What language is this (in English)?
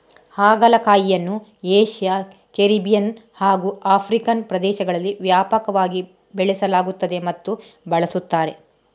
Kannada